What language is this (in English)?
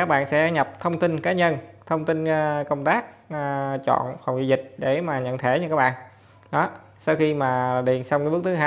Vietnamese